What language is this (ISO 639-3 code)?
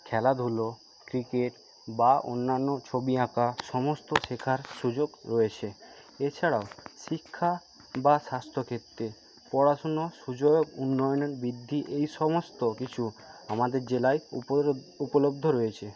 ben